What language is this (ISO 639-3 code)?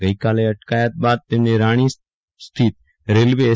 guj